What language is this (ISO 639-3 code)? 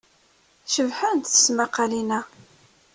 kab